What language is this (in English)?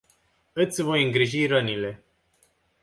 Romanian